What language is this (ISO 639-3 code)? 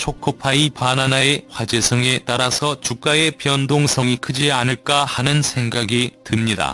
kor